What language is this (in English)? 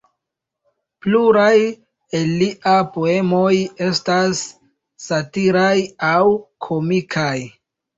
Esperanto